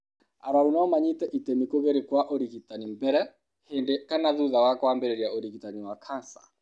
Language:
Kikuyu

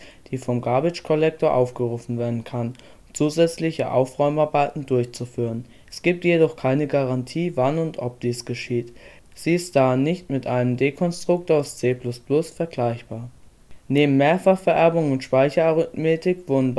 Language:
German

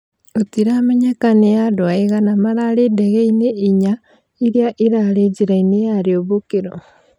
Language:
Kikuyu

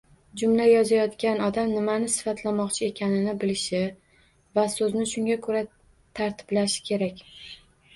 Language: Uzbek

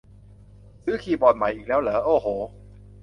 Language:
Thai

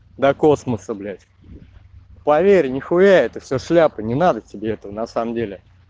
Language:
Russian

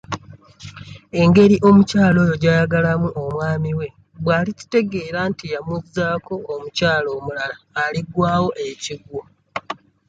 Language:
Ganda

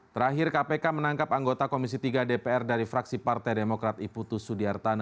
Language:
Indonesian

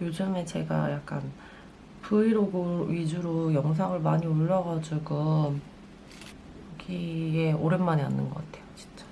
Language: Korean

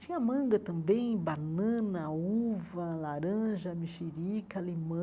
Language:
Portuguese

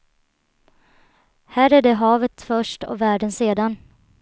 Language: Swedish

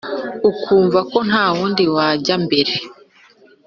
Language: Kinyarwanda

